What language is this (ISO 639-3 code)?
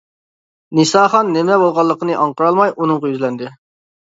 uig